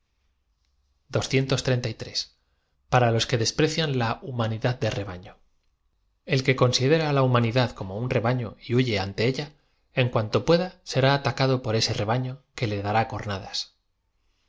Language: Spanish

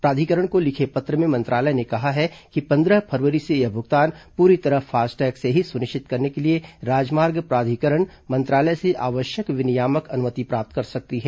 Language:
Hindi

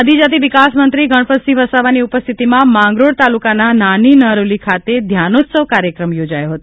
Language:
Gujarati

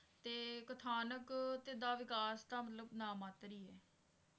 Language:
Punjabi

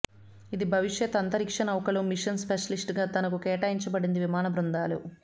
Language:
Telugu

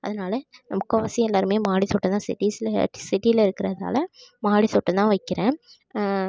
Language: Tamil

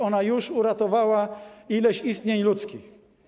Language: Polish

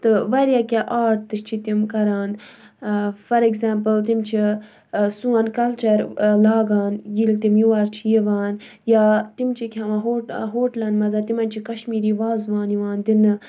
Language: Kashmiri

